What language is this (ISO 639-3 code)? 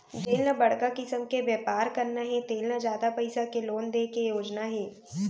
hne